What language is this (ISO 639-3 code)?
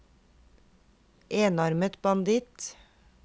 nor